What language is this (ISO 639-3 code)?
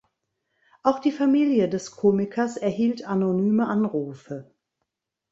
deu